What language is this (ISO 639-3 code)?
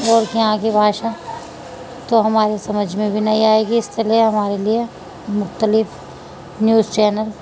urd